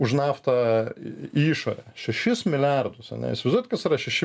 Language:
Lithuanian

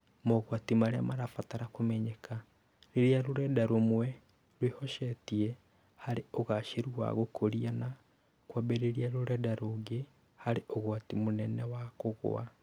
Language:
Kikuyu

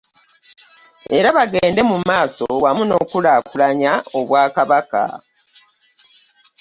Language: Ganda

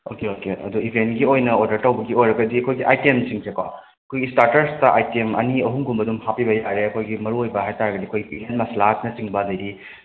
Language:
Manipuri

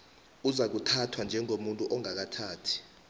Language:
South Ndebele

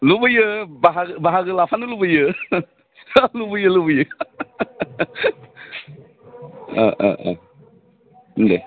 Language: Bodo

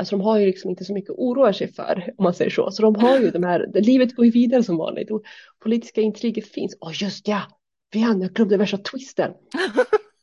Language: Swedish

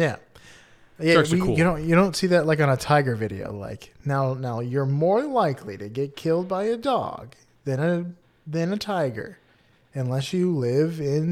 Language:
English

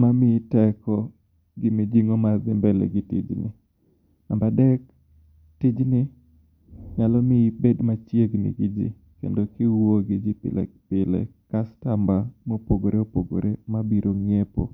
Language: Luo (Kenya and Tanzania)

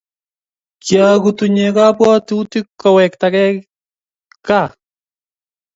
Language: Kalenjin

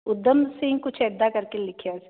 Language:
Punjabi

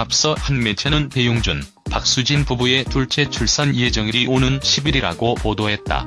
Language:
Korean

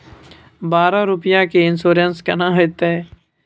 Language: Maithili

